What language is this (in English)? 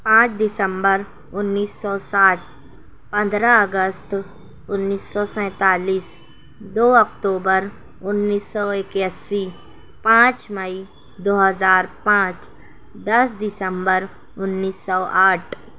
Urdu